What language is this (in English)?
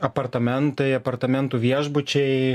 Lithuanian